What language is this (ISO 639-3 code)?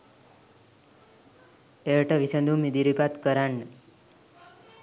sin